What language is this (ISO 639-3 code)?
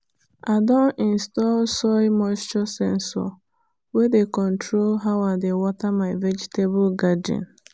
pcm